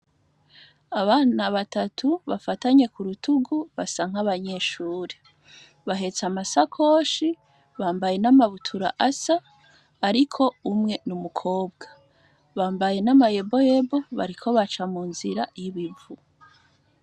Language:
Rundi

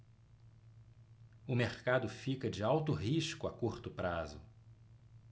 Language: Portuguese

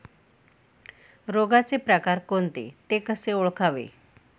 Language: Marathi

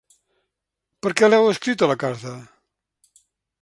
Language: Catalan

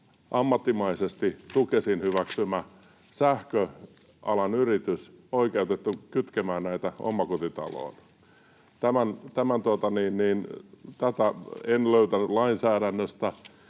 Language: Finnish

